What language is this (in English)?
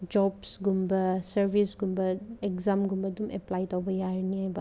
Manipuri